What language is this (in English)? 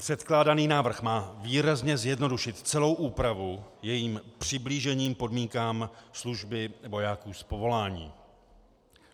Czech